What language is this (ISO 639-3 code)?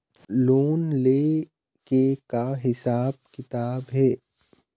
hne